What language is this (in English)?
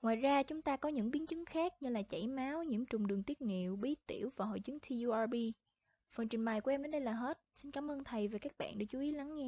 Vietnamese